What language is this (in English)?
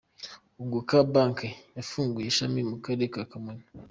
Kinyarwanda